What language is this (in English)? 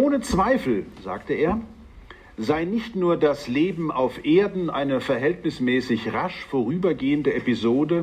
German